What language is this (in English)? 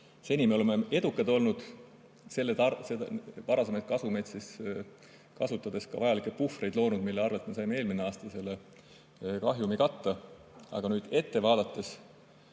Estonian